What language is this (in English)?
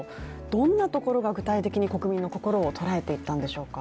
Japanese